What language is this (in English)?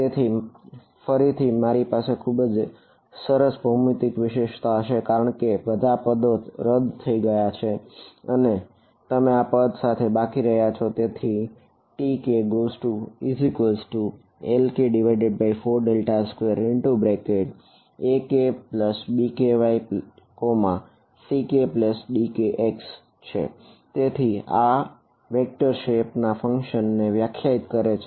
Gujarati